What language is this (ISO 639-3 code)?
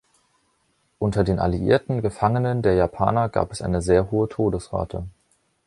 deu